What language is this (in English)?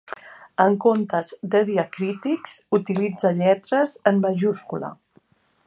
Catalan